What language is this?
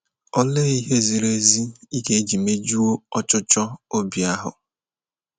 Igbo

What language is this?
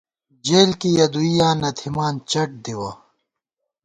Gawar-Bati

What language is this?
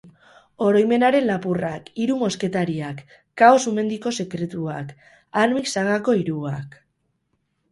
Basque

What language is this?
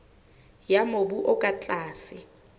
Southern Sotho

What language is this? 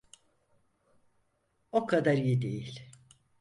Turkish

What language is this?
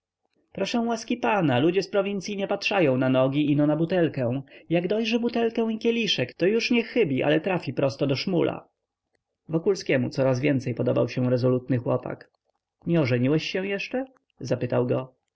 Polish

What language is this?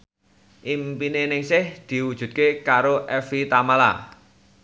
Javanese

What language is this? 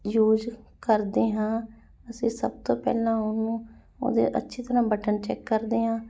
Punjabi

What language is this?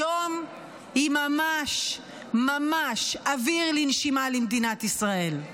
Hebrew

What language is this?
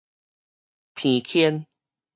Min Nan Chinese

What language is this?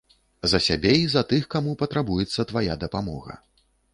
Belarusian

